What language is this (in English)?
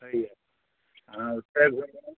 Maithili